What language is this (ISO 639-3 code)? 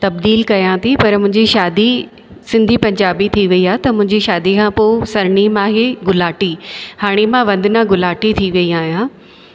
snd